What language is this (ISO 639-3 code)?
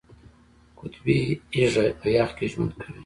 pus